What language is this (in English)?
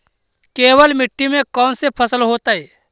Magahi